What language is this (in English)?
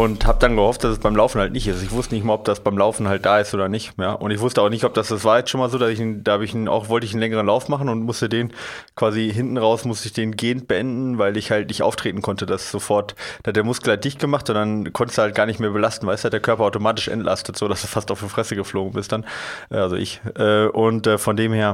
German